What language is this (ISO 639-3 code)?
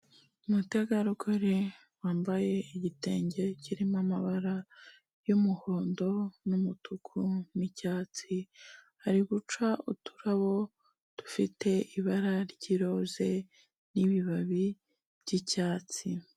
kin